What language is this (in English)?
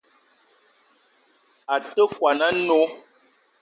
Eton (Cameroon)